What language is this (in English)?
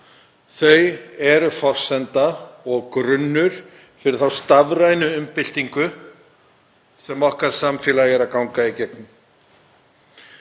Icelandic